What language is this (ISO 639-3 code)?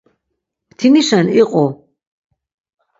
lzz